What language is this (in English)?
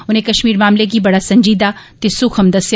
Dogri